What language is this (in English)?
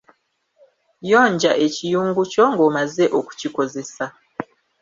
Ganda